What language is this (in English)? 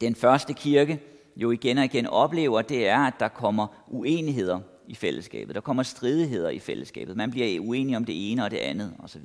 Danish